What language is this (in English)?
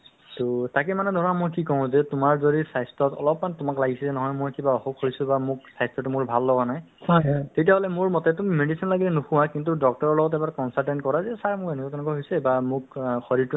Assamese